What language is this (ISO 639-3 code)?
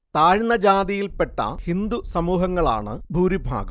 mal